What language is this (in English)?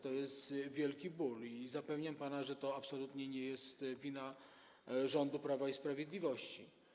Polish